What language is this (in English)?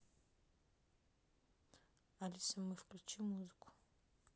Russian